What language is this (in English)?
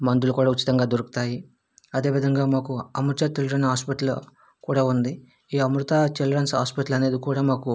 Telugu